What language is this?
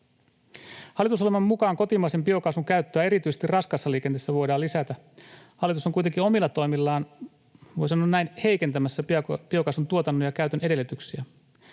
Finnish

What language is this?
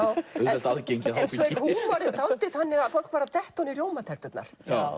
Icelandic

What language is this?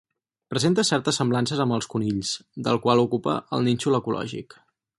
Catalan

